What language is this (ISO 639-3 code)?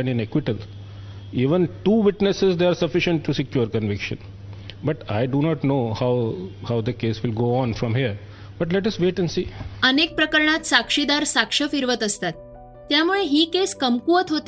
mar